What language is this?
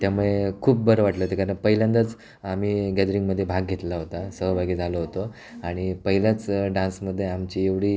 Marathi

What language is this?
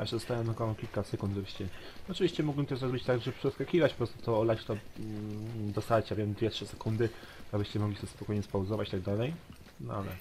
Polish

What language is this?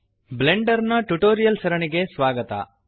Kannada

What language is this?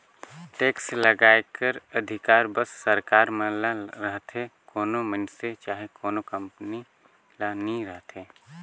Chhattisgarhi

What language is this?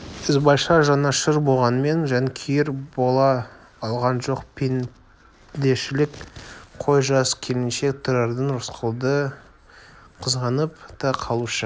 Kazakh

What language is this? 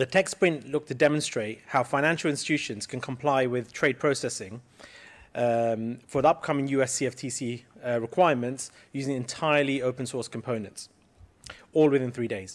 English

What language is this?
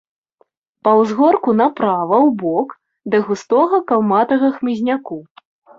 Belarusian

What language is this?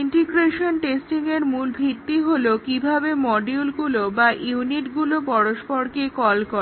Bangla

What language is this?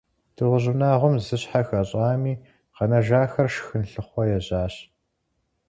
Kabardian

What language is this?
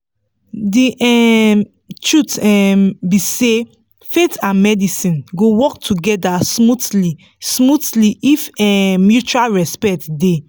Nigerian Pidgin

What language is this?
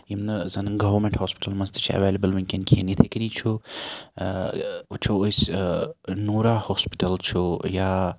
Kashmiri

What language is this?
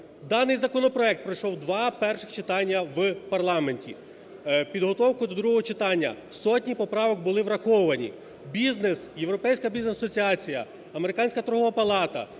Ukrainian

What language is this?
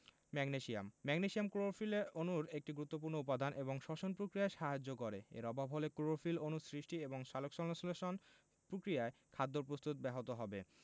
Bangla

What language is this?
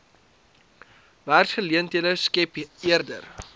Afrikaans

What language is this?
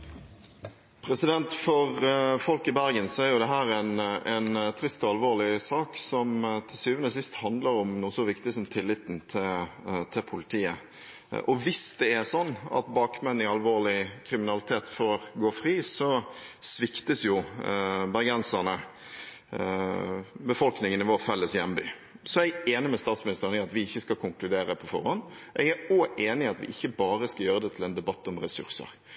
Norwegian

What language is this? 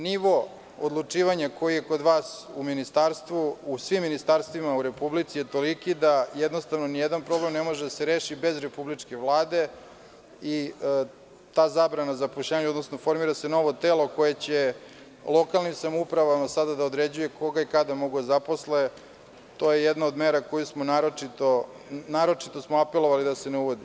Serbian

